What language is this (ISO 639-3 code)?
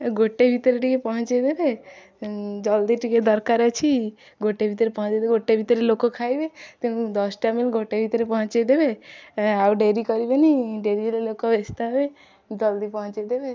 ori